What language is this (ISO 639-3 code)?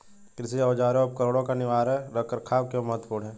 hin